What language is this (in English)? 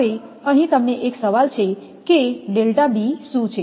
Gujarati